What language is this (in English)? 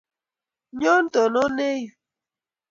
Kalenjin